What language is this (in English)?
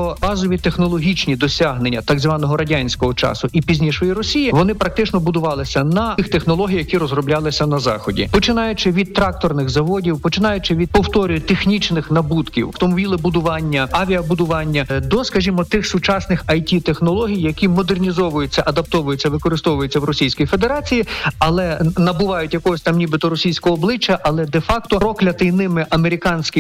Ukrainian